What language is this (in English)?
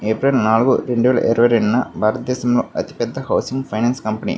Telugu